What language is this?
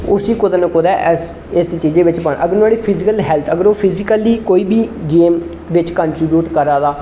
Dogri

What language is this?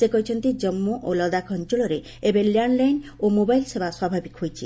Odia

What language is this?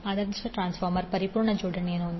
Kannada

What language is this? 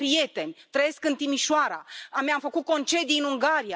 Romanian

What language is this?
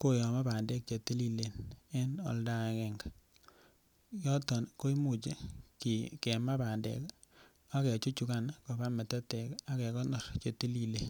Kalenjin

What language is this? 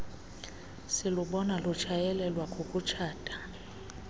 Xhosa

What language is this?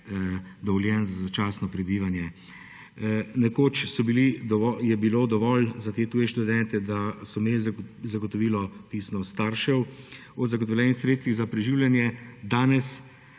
Slovenian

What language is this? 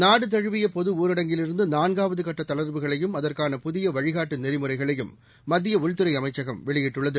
Tamil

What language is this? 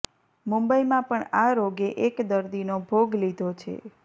Gujarati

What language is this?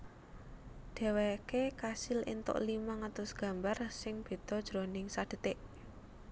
Javanese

